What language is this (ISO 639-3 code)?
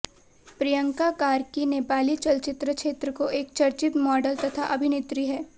hin